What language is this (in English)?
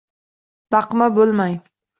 Uzbek